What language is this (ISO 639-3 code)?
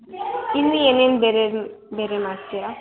kan